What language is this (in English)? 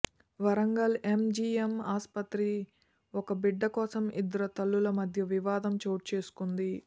Telugu